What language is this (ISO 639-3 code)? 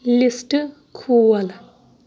kas